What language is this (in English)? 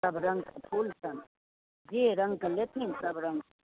Maithili